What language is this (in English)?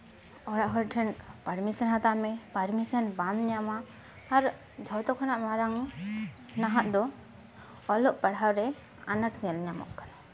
Santali